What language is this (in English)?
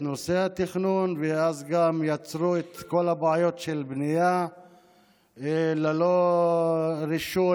Hebrew